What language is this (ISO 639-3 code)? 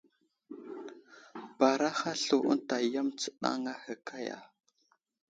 udl